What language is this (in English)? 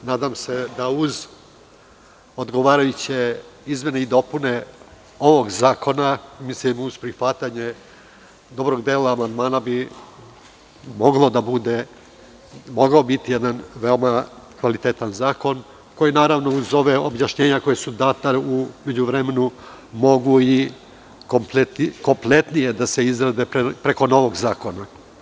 Serbian